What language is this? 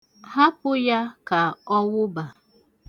Igbo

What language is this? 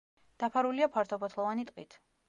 Georgian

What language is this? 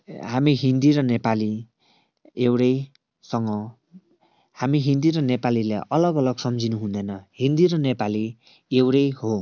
Nepali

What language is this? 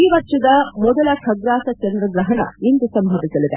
Kannada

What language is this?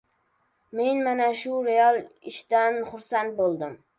Uzbek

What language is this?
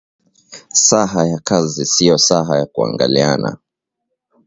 Swahili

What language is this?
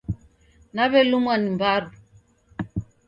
Taita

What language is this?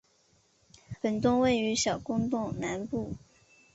Chinese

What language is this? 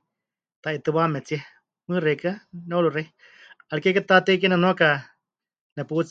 Huichol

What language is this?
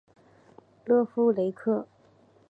Chinese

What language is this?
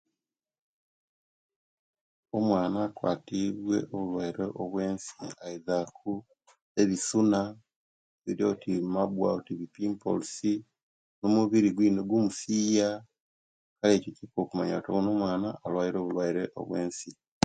Kenyi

